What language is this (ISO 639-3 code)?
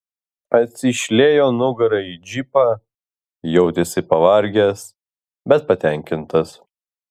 lit